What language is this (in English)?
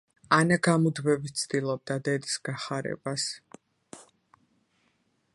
Georgian